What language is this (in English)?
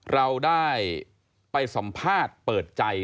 Thai